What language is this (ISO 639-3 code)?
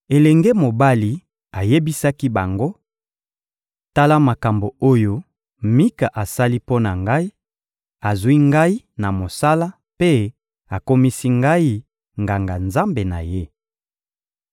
lin